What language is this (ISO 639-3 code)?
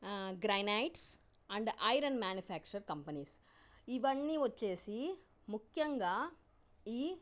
tel